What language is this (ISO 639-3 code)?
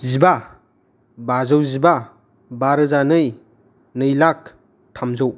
brx